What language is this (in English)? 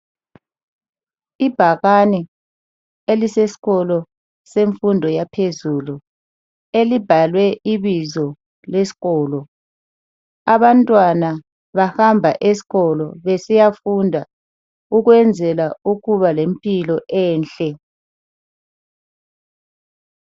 North Ndebele